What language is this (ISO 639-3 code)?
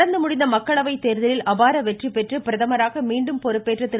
tam